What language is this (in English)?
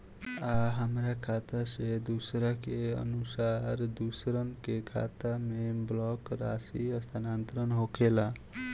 Bhojpuri